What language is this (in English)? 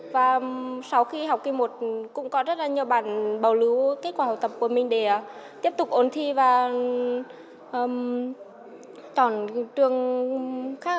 Vietnamese